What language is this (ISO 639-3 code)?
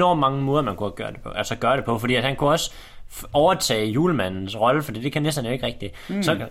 dan